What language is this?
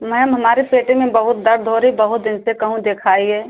Hindi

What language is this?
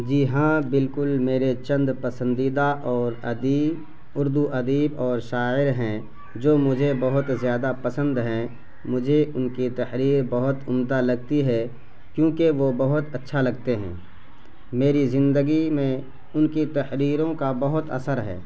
Urdu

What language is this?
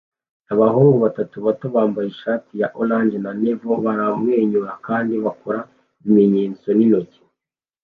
Kinyarwanda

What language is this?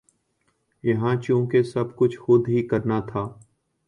Urdu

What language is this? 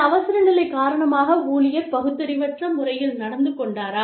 Tamil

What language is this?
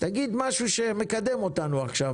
Hebrew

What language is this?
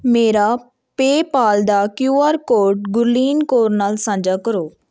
Punjabi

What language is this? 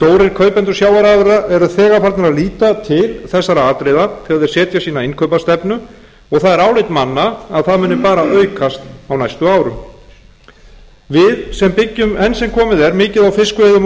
Icelandic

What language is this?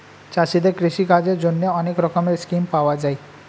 Bangla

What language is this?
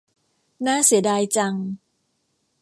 Thai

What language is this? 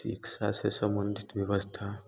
Hindi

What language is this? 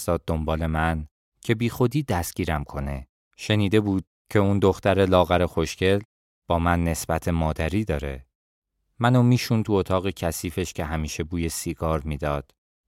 Persian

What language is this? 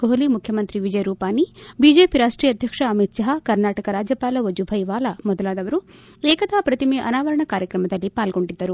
Kannada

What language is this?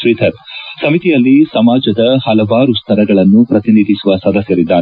Kannada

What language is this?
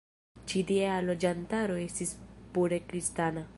Esperanto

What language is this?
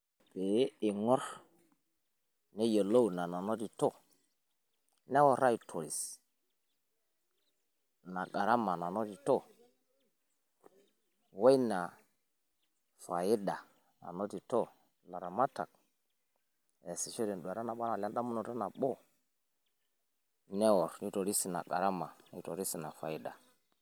Masai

